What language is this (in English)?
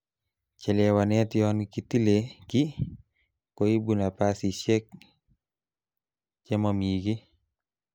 Kalenjin